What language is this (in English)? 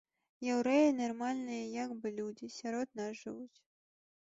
Belarusian